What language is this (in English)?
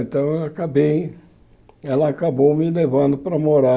Portuguese